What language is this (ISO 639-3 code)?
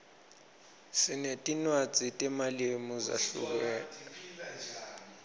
ssw